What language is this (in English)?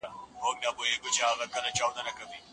Pashto